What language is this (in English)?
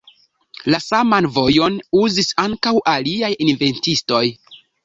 Esperanto